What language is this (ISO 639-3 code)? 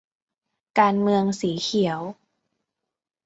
tha